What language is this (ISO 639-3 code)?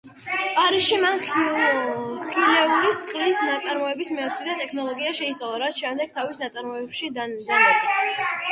kat